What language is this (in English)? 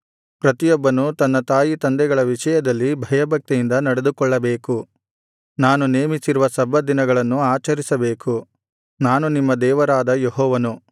Kannada